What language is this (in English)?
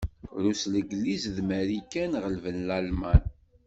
Kabyle